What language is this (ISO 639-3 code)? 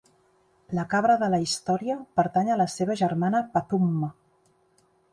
cat